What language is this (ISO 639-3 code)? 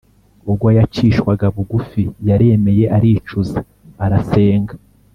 kin